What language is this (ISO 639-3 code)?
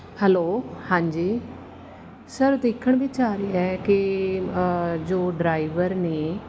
pan